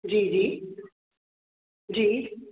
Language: Sindhi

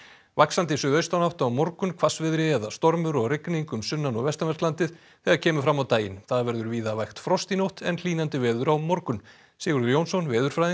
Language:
Icelandic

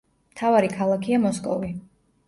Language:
Georgian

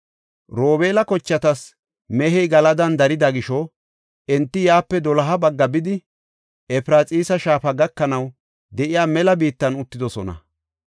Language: Gofa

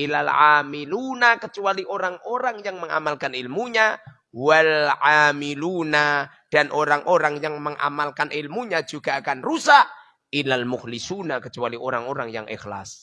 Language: Indonesian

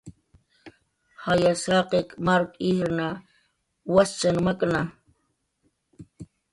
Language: Jaqaru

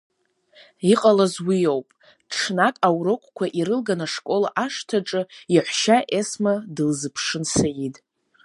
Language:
Abkhazian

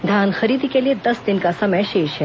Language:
Hindi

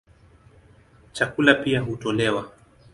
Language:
Swahili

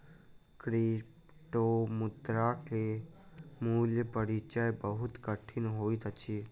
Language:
Maithili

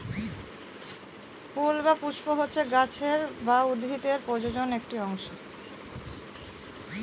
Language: Bangla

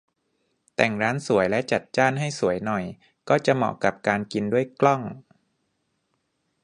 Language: Thai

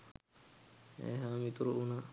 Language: Sinhala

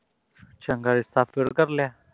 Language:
Punjabi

